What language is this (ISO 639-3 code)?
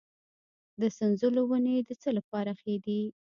pus